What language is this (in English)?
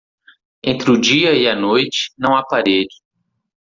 Portuguese